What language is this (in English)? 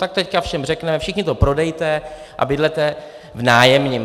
Czech